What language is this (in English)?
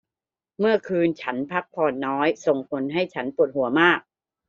Thai